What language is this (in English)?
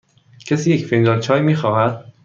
Persian